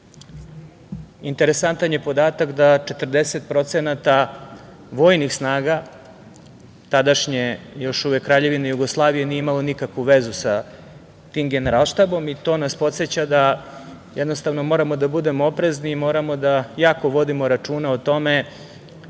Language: Serbian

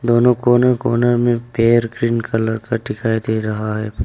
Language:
Hindi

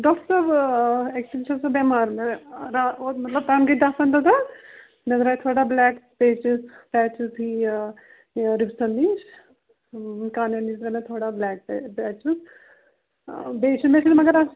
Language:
Kashmiri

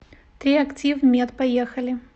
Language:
Russian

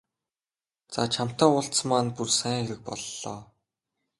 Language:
Mongolian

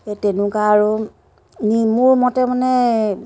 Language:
Assamese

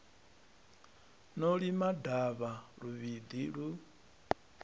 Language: Venda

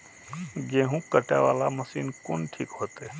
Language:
Maithili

